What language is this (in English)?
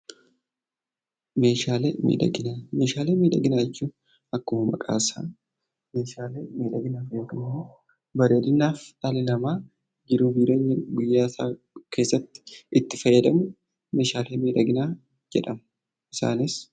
Oromo